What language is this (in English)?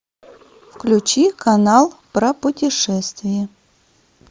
Russian